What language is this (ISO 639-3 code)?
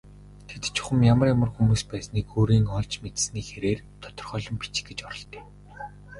mon